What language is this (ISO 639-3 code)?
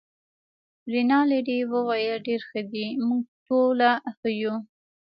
pus